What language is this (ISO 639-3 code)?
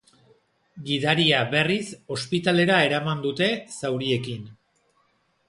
eus